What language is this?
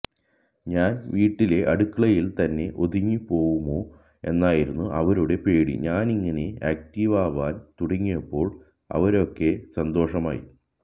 Malayalam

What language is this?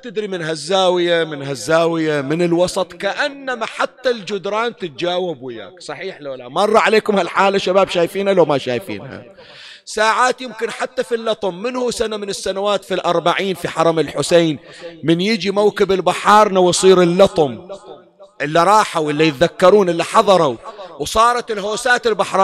Arabic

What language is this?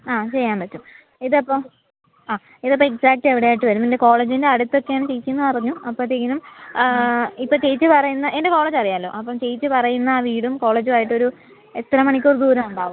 Malayalam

